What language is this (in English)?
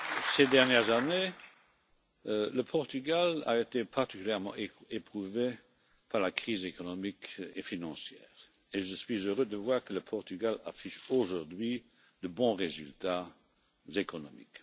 French